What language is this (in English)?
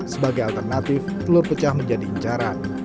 Indonesian